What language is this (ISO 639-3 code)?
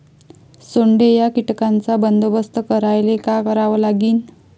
mar